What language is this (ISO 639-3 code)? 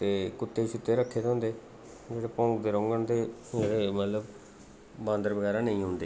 doi